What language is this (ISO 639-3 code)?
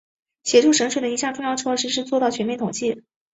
zho